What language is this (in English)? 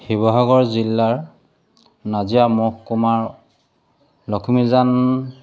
Assamese